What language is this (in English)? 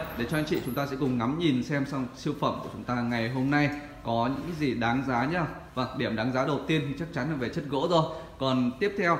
Vietnamese